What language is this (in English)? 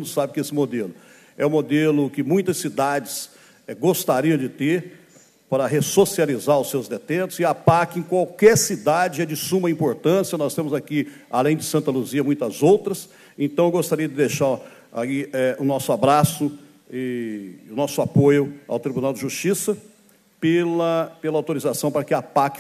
Portuguese